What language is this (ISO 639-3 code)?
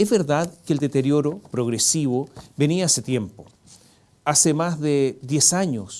spa